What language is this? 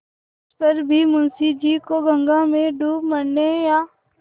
Hindi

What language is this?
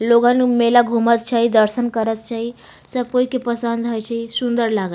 Maithili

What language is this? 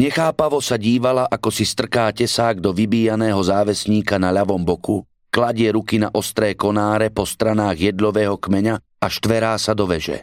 Slovak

